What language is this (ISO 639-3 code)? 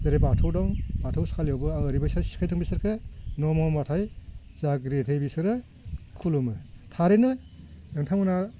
brx